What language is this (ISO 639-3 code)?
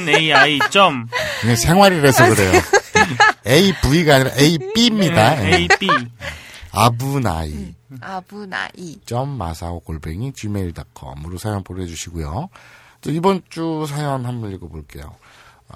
kor